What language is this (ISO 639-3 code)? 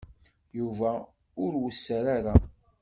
kab